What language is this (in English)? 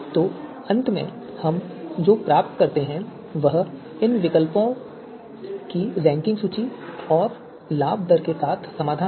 Hindi